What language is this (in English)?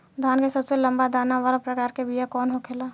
Bhojpuri